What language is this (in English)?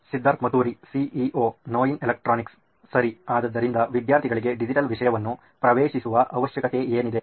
Kannada